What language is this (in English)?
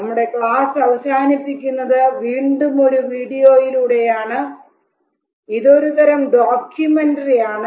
Malayalam